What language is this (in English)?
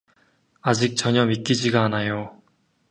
Korean